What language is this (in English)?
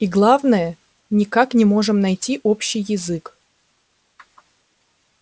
Russian